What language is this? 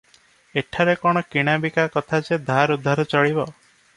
Odia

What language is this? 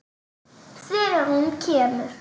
Icelandic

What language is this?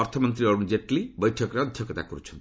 Odia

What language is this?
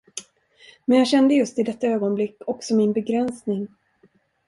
Swedish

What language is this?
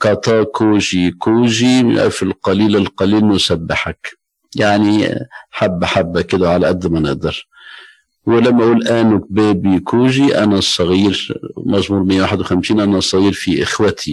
Arabic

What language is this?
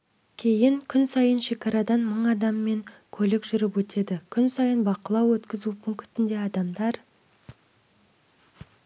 Kazakh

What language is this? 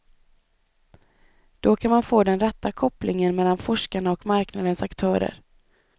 Swedish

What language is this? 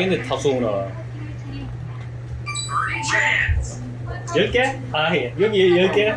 Korean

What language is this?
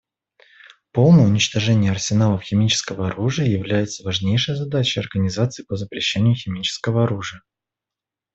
Russian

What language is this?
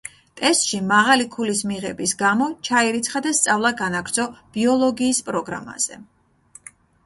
Georgian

